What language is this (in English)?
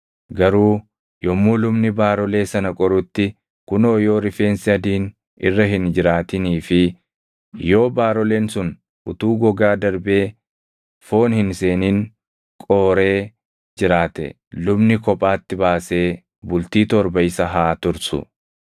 Oromo